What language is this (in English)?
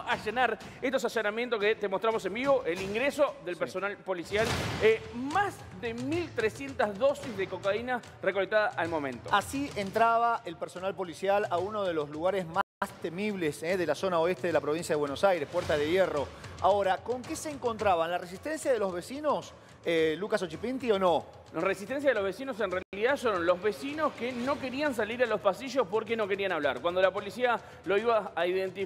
Spanish